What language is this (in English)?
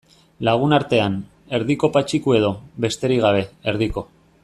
Basque